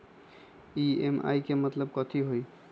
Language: Magahi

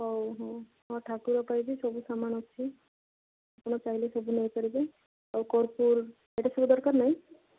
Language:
Odia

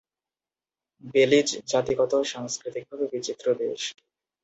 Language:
Bangla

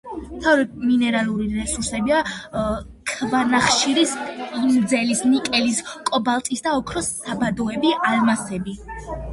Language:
Georgian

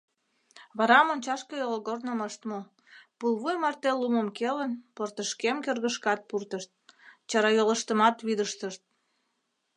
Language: Mari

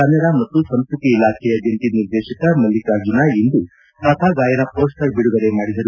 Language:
Kannada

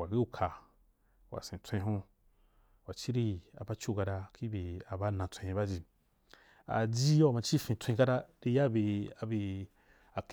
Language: Wapan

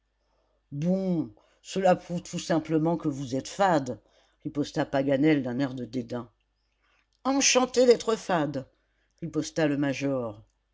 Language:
French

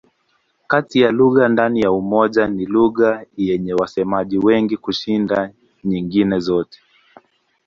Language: Swahili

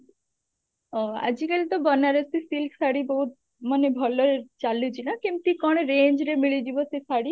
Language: Odia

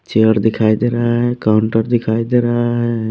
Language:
Hindi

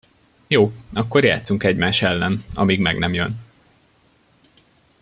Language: Hungarian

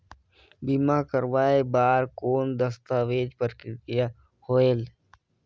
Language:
Chhattisgarhi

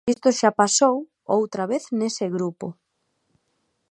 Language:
Galician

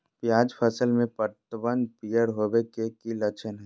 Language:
Magahi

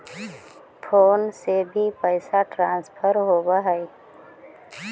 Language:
Magahi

